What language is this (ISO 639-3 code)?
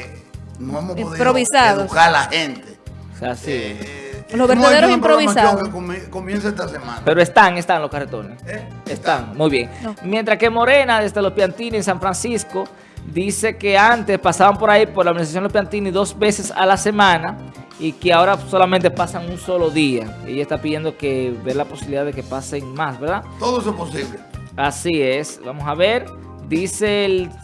spa